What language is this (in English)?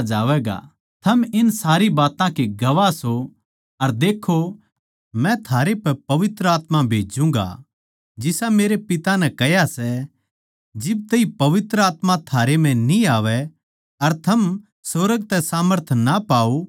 Haryanvi